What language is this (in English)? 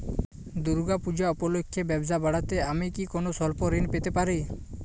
Bangla